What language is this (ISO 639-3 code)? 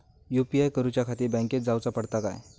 mar